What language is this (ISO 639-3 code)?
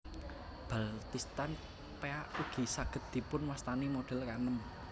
jav